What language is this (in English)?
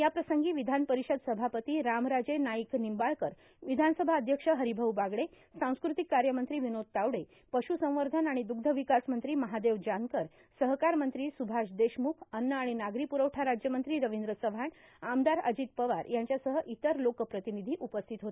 Marathi